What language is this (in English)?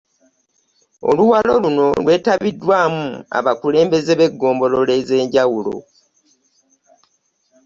Ganda